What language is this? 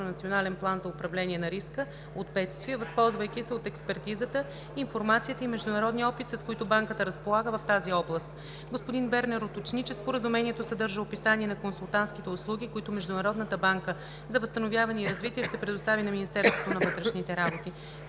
Bulgarian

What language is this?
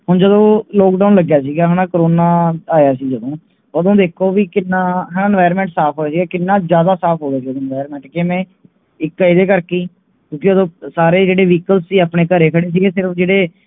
Punjabi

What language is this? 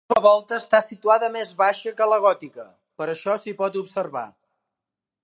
Catalan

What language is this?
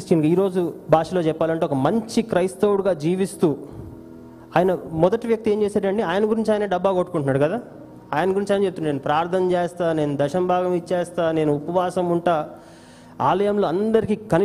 Telugu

